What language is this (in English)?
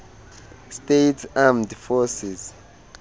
Xhosa